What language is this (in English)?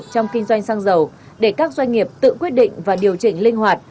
Vietnamese